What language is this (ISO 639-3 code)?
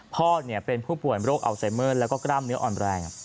tha